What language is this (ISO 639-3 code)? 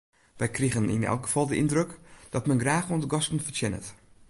fry